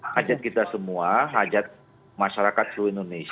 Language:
Indonesian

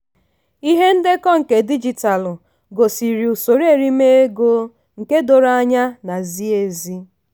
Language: Igbo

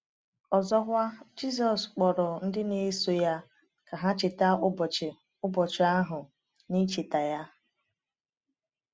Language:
Igbo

